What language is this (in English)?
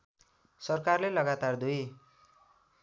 Nepali